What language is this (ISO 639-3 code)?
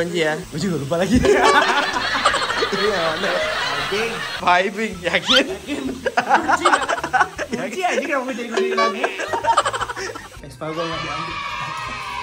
ind